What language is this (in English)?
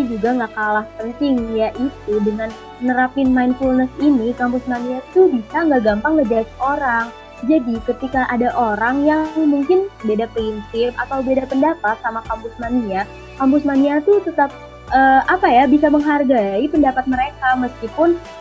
Indonesian